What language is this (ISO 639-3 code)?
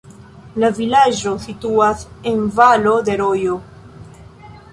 epo